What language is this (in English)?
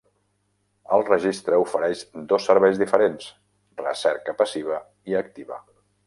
Catalan